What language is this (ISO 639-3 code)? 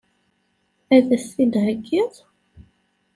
kab